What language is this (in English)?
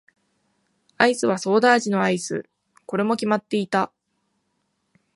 Japanese